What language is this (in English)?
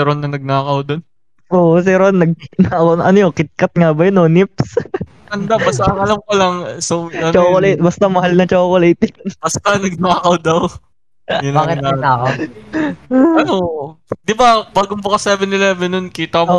Filipino